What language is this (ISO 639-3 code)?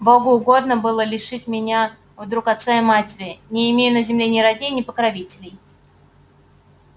rus